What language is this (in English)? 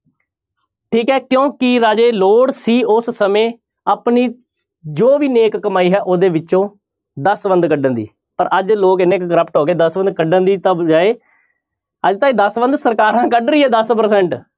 Punjabi